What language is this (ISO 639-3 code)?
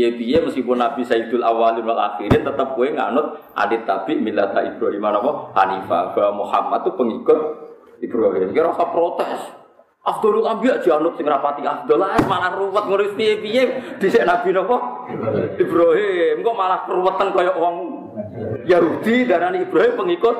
ind